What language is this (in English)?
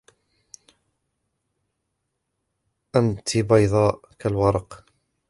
Arabic